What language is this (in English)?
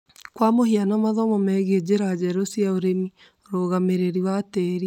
Kikuyu